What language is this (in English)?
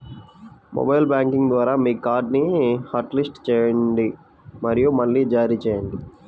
Telugu